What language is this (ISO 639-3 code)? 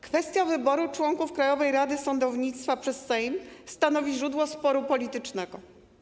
pol